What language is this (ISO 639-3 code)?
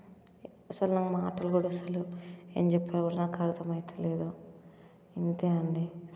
tel